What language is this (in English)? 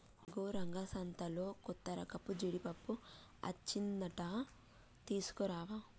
Telugu